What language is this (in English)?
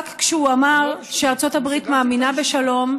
Hebrew